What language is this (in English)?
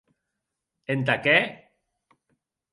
Occitan